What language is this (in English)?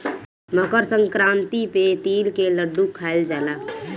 Bhojpuri